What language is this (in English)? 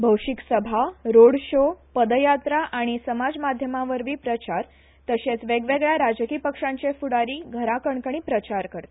Konkani